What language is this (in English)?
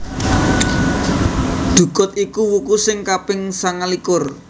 Javanese